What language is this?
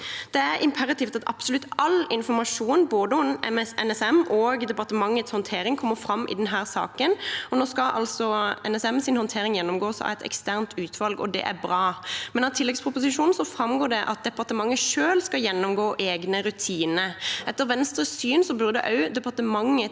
Norwegian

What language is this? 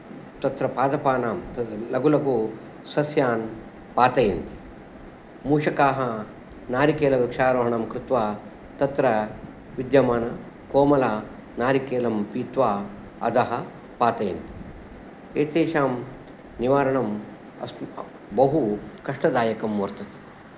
Sanskrit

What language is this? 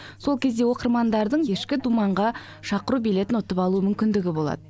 Kazakh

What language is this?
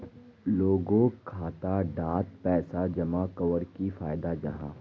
Magahi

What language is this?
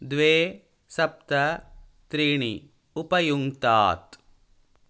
Sanskrit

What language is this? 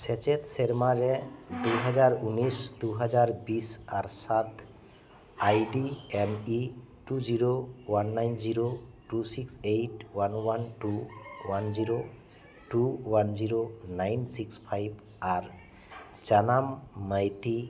Santali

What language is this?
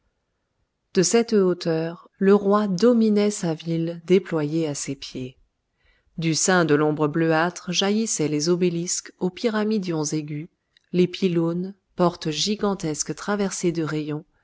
French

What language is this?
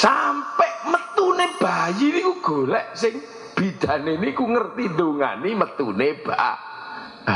Indonesian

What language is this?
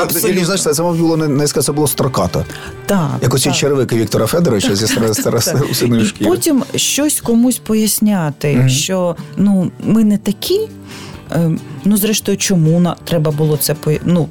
Ukrainian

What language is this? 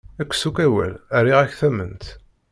Kabyle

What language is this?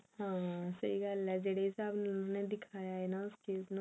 Punjabi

